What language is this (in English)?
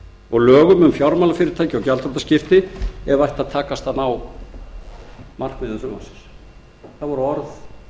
Icelandic